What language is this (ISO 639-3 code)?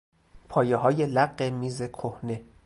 fas